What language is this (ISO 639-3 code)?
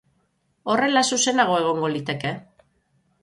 eus